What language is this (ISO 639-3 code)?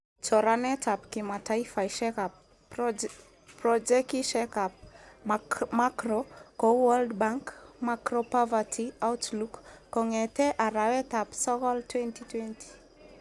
kln